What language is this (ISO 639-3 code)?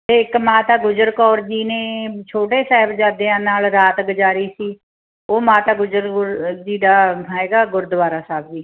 pan